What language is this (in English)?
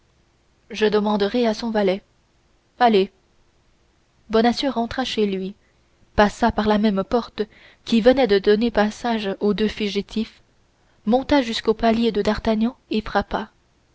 French